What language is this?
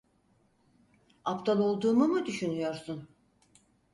Turkish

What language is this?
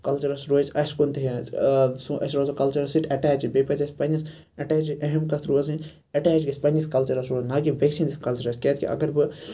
Kashmiri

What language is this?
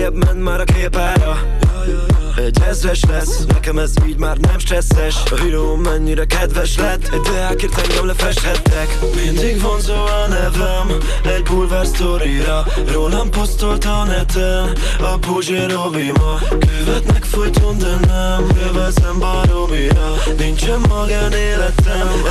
Hungarian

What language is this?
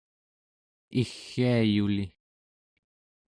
Central Yupik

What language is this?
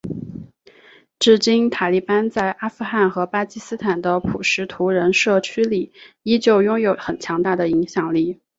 Chinese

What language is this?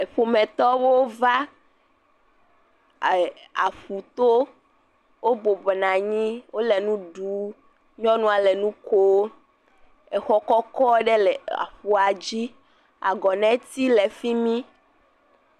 Ewe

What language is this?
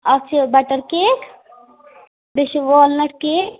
Kashmiri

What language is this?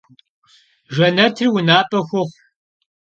Kabardian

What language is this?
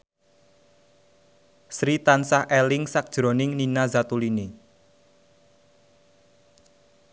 Javanese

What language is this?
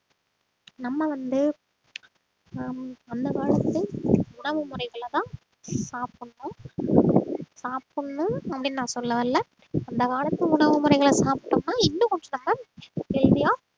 Tamil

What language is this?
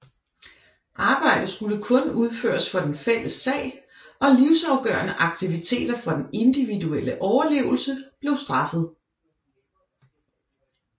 Danish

